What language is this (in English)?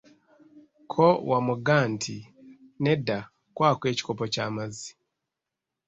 Ganda